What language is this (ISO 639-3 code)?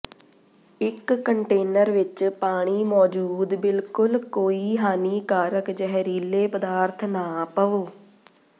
pan